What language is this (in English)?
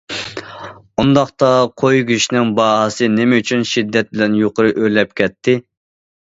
Uyghur